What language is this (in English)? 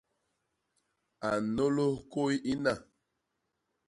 Basaa